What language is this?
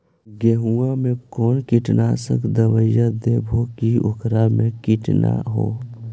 Magahi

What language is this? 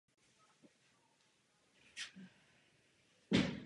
Czech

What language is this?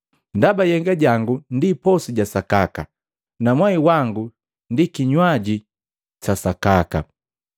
Matengo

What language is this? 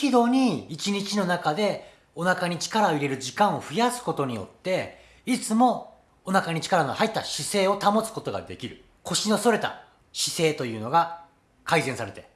Japanese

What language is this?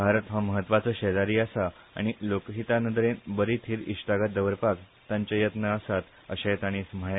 Konkani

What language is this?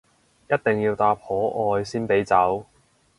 Cantonese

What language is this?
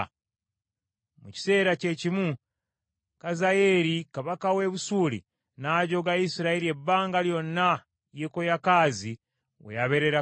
Ganda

